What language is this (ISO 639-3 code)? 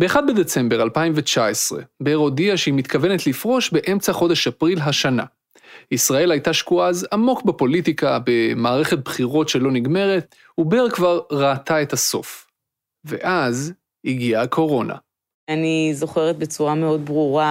heb